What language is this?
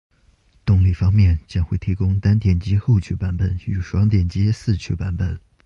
Chinese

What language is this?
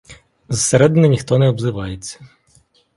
Ukrainian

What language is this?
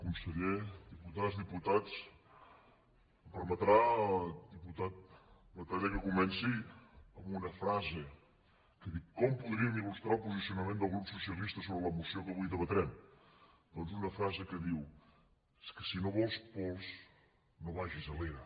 Catalan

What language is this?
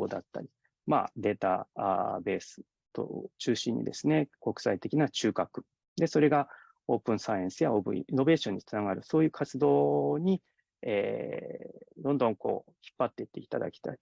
Japanese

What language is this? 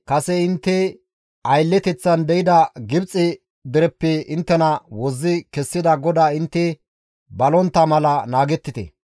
Gamo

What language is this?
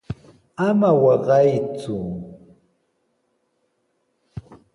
Sihuas Ancash Quechua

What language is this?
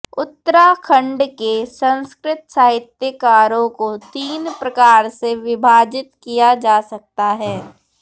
Sanskrit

